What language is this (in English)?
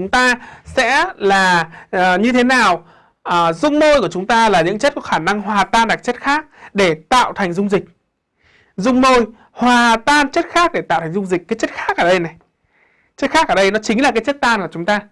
Vietnamese